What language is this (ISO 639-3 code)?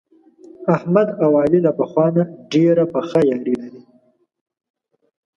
pus